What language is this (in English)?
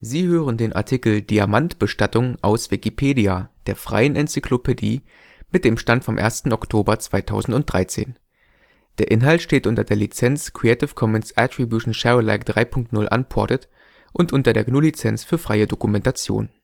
German